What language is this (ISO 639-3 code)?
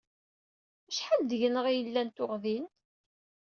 kab